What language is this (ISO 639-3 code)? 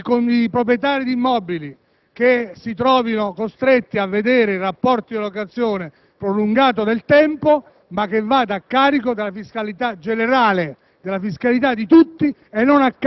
ita